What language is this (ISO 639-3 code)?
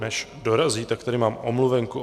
ces